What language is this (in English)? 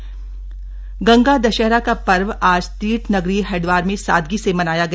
Hindi